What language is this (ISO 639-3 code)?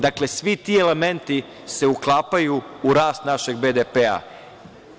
srp